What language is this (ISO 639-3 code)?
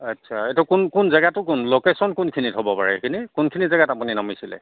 asm